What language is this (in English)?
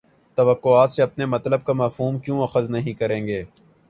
Urdu